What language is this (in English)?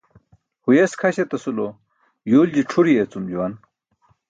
Burushaski